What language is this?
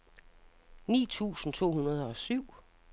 Danish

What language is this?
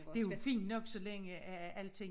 Danish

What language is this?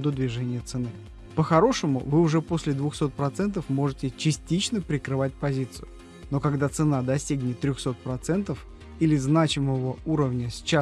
Russian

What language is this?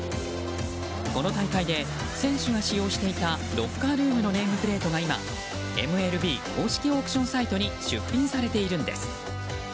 Japanese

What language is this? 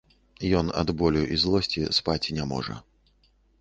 Belarusian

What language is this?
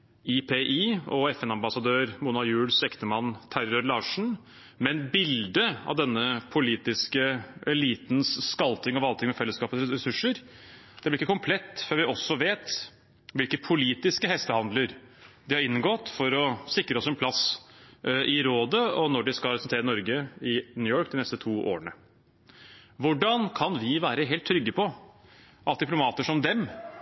Norwegian Bokmål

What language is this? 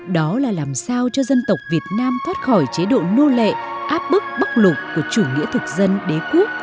Vietnamese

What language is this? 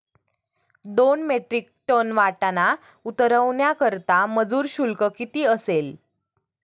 Marathi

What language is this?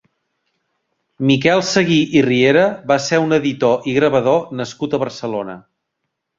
Catalan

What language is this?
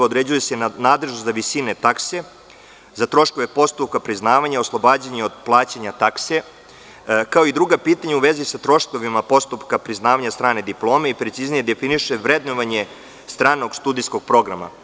Serbian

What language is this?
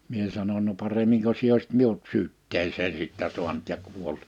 Finnish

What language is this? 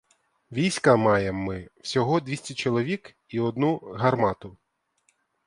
Ukrainian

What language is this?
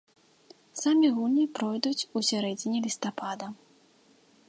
Belarusian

